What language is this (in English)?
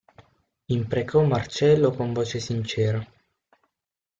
Italian